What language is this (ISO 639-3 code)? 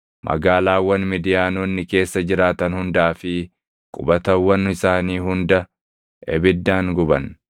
orm